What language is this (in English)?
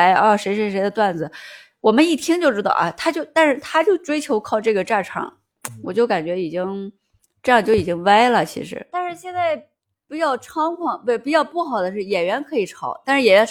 Chinese